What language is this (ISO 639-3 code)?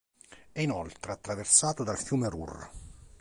ita